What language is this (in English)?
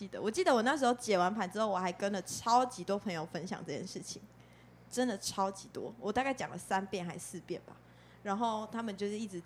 Chinese